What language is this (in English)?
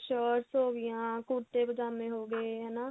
Punjabi